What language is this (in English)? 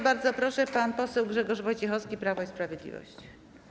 Polish